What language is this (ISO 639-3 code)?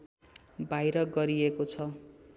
nep